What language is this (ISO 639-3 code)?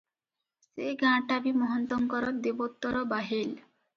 ori